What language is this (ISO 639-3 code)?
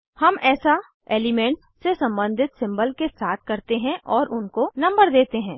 hin